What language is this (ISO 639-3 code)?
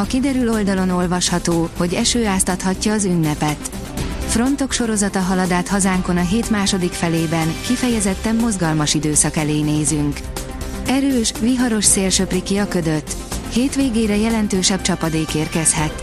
hun